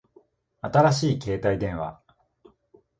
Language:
Japanese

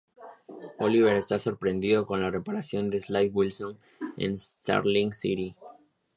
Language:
Spanish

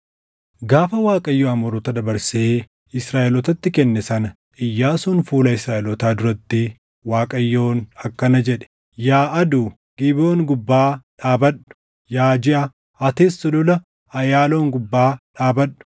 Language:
Oromo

